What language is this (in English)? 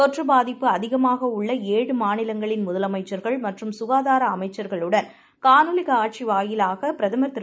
Tamil